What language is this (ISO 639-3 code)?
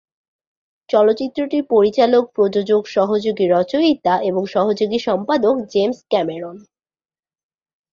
ben